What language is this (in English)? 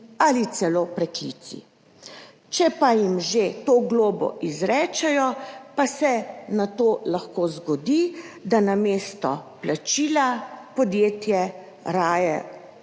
Slovenian